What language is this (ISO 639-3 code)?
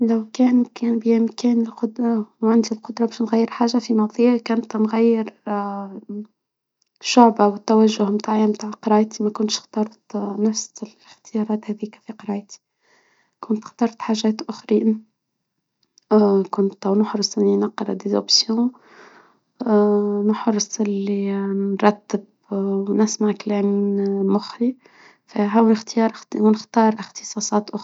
aeb